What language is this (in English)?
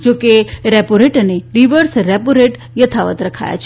Gujarati